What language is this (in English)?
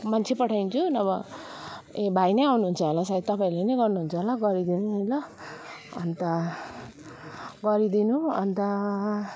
Nepali